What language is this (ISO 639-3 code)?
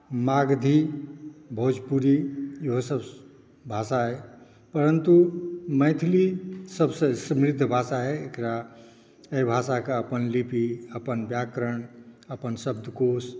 mai